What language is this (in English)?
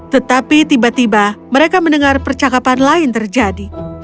Indonesian